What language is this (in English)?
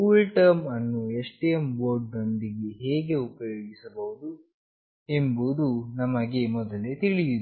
Kannada